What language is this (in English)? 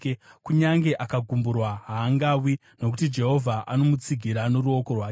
Shona